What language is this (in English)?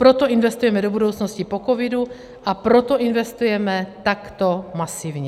Czech